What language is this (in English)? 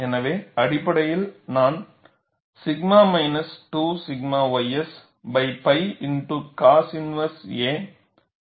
Tamil